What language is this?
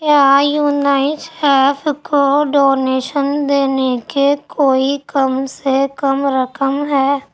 Urdu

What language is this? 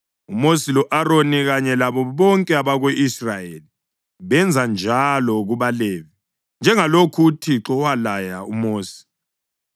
North Ndebele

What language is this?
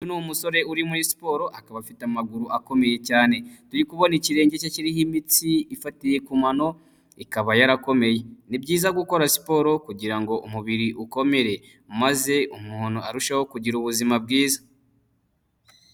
Kinyarwanda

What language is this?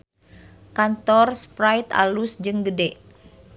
Sundanese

